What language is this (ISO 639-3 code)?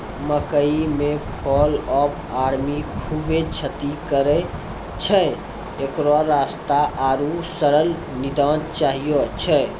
mai